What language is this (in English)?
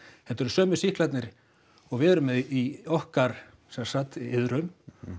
Icelandic